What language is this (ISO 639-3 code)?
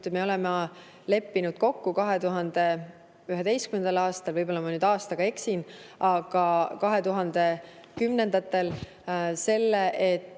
est